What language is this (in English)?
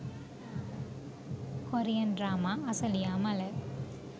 Sinhala